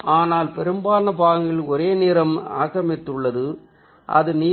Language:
Tamil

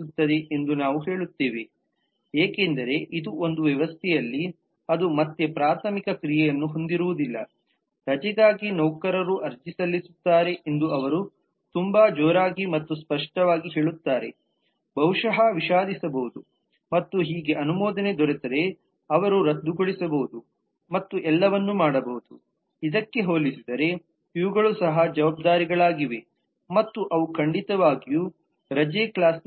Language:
Kannada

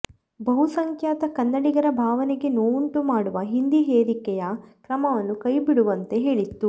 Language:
Kannada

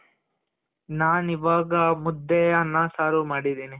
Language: Kannada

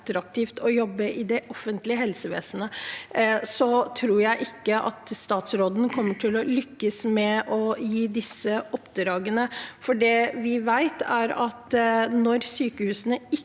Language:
Norwegian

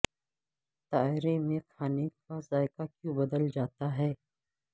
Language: Urdu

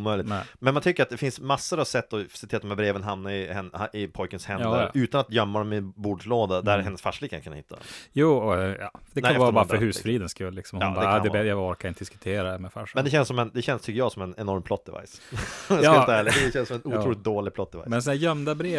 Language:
Swedish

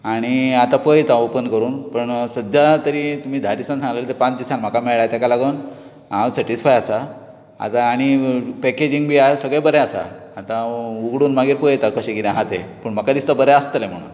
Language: Konkani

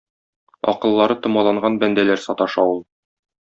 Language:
Tatar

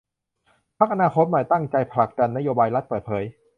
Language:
Thai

